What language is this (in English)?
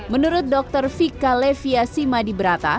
Indonesian